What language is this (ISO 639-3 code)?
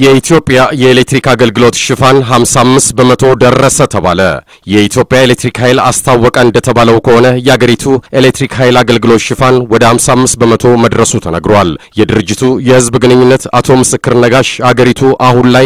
swe